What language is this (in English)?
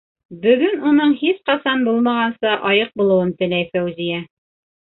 Bashkir